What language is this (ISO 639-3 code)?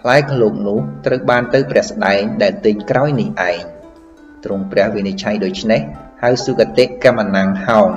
tha